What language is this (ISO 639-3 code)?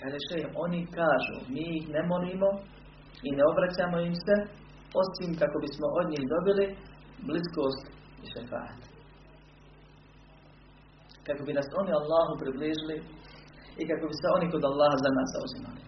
hrv